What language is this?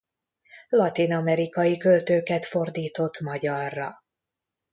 Hungarian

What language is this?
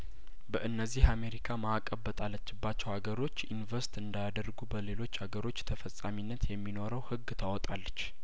Amharic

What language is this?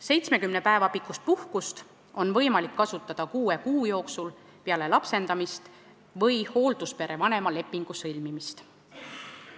Estonian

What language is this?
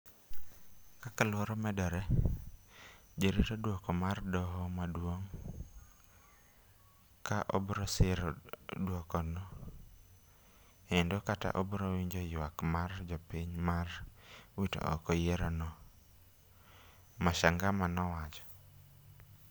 Luo (Kenya and Tanzania)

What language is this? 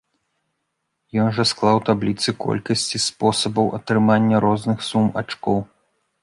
Belarusian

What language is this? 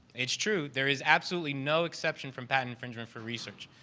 English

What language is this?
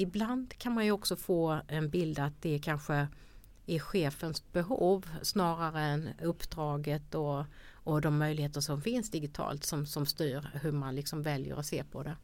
Swedish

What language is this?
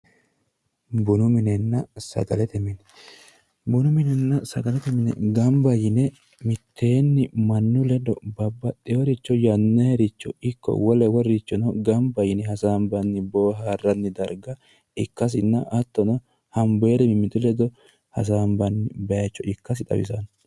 Sidamo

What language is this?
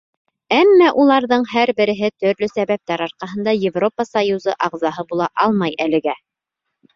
Bashkir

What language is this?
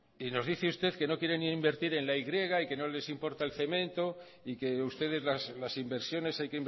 Spanish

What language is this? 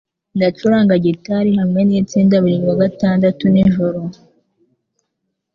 Kinyarwanda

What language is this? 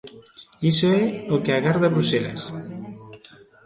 Galician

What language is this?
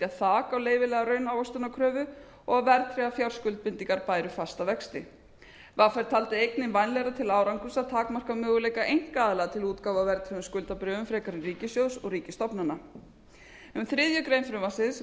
Icelandic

